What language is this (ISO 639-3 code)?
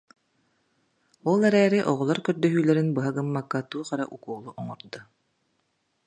sah